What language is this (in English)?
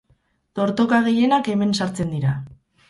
Basque